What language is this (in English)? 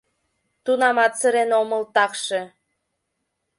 Mari